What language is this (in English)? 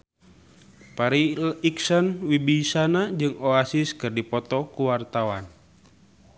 Sundanese